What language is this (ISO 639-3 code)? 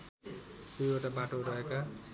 nep